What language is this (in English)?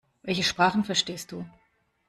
German